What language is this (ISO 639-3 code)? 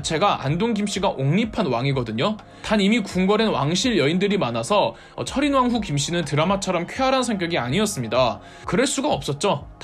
kor